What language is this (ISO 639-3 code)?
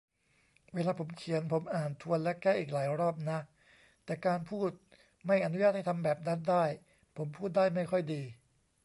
tha